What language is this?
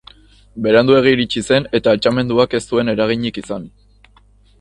Basque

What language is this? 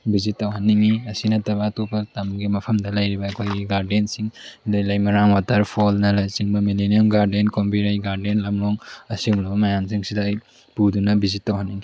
Manipuri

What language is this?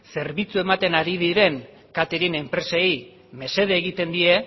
Basque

